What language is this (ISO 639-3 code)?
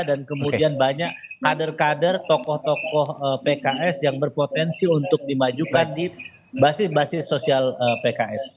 ind